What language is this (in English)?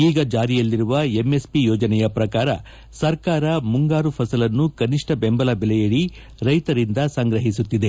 Kannada